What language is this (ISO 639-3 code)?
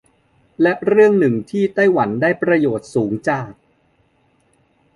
tha